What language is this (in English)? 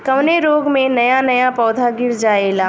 Bhojpuri